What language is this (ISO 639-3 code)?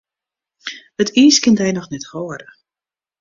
fry